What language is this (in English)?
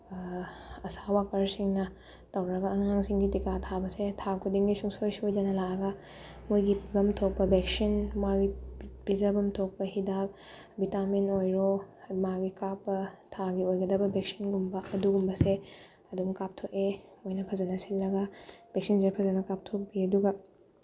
Manipuri